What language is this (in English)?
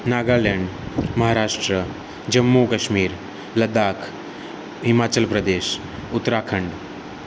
Gujarati